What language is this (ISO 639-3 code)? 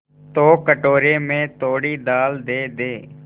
hin